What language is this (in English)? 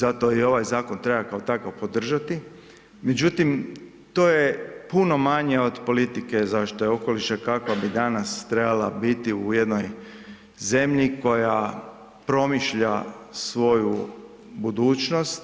Croatian